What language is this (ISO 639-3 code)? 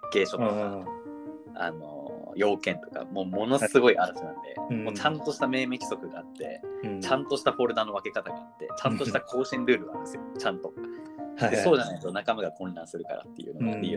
jpn